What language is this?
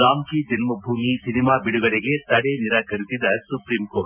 Kannada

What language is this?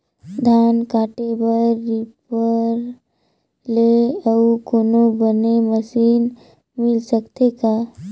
Chhattisgarhi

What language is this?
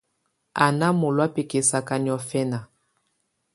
Tunen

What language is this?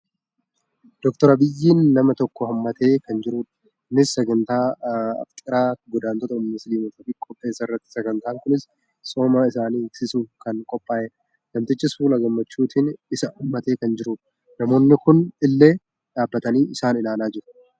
Oromo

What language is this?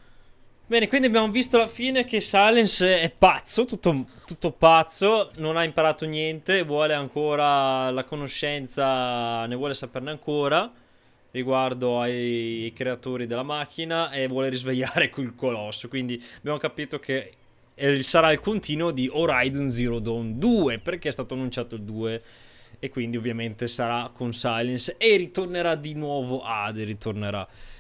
Italian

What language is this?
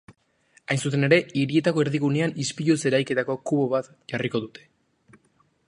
Basque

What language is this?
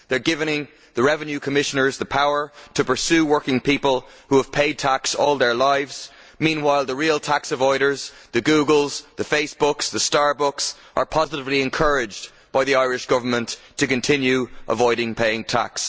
English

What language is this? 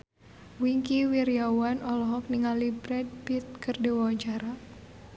Sundanese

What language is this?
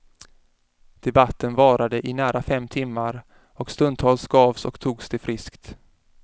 Swedish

